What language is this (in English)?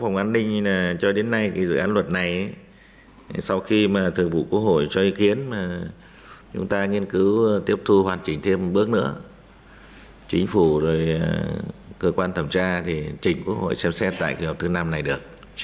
Vietnamese